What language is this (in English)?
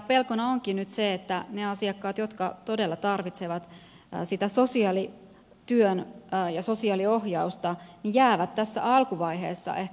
Finnish